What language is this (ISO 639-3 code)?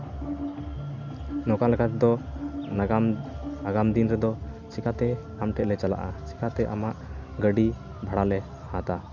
sat